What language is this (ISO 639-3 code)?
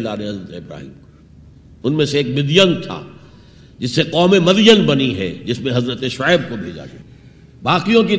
urd